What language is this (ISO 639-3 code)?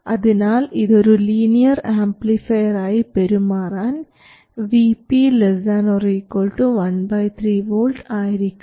mal